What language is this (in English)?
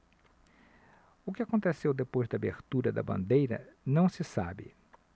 Portuguese